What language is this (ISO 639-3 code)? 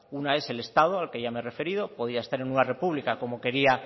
spa